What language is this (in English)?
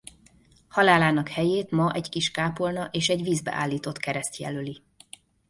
Hungarian